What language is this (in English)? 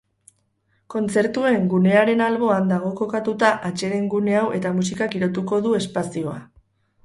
Basque